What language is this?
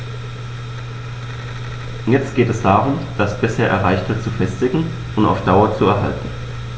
German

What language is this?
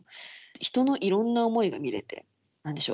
Japanese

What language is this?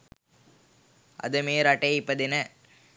Sinhala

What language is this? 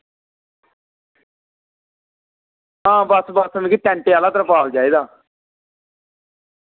Dogri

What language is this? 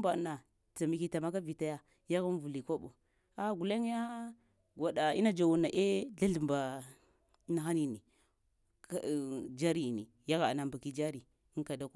Lamang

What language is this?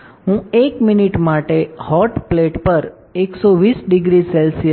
Gujarati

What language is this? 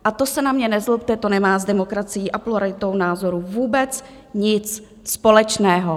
Czech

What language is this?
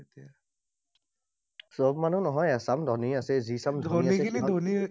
Assamese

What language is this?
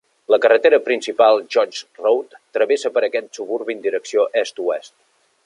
Catalan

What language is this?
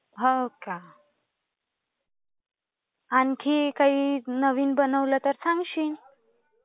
Marathi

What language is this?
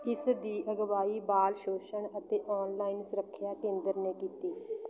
Punjabi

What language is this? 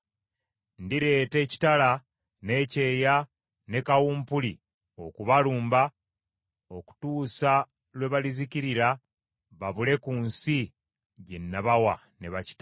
Ganda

